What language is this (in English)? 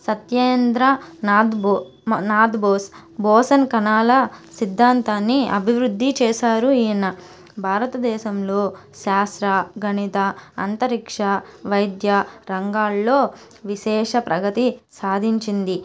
Telugu